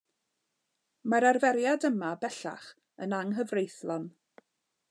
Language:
Welsh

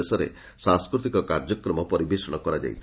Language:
Odia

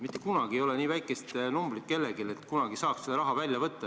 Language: Estonian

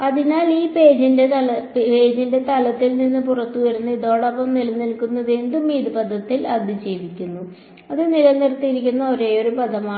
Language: Malayalam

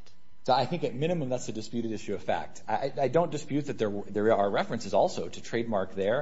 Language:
English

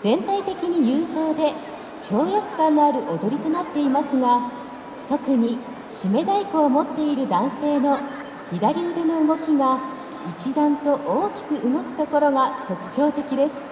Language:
Japanese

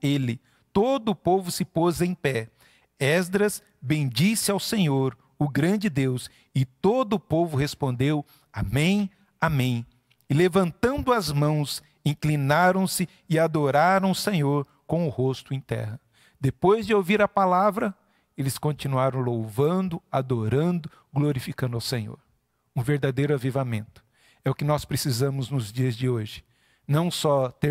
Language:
Portuguese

